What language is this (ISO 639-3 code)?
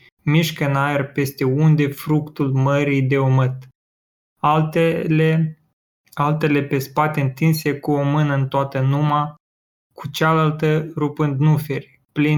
ron